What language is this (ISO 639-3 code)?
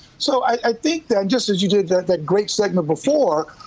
eng